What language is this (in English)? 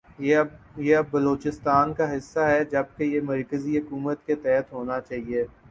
Urdu